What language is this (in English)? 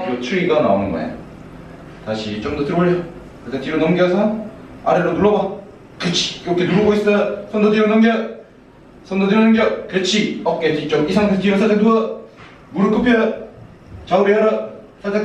Korean